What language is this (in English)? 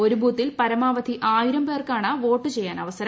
Malayalam